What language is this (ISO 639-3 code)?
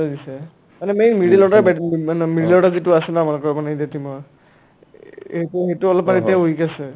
asm